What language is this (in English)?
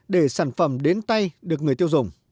Vietnamese